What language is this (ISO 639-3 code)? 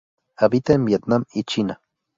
spa